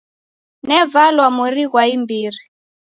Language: Taita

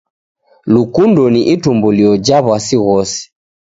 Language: Taita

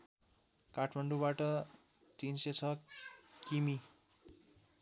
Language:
Nepali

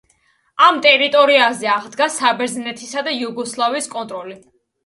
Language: Georgian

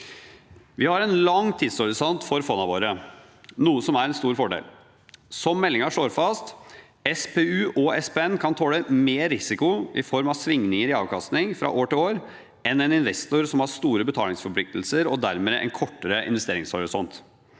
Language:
Norwegian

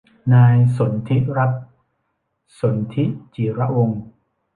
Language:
Thai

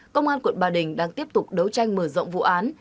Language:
Vietnamese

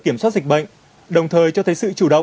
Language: Vietnamese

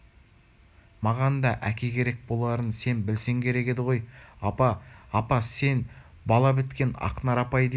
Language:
Kazakh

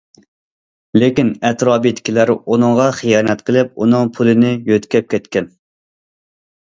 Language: Uyghur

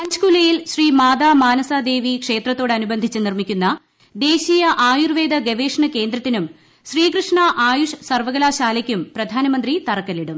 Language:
Malayalam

